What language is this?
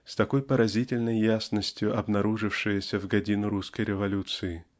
Russian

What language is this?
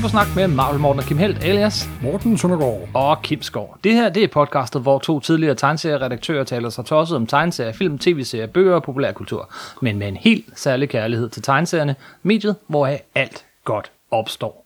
Danish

